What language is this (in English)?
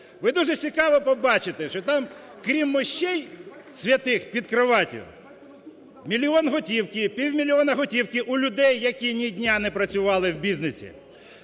Ukrainian